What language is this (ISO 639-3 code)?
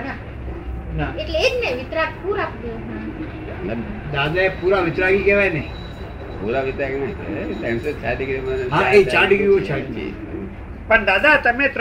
guj